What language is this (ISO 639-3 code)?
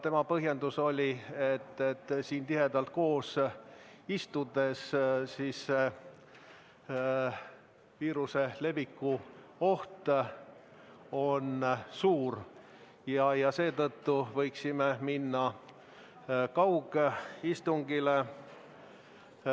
est